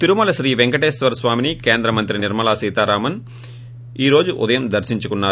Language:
Telugu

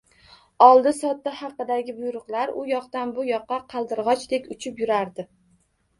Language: Uzbek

